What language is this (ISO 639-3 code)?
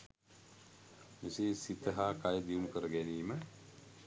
sin